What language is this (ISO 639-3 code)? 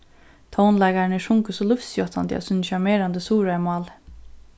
fao